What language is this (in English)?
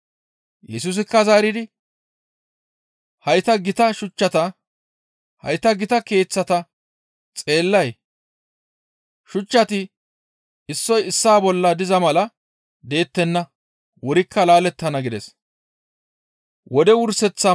Gamo